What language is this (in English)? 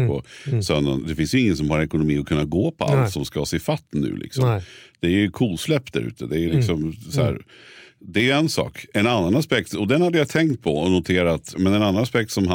Swedish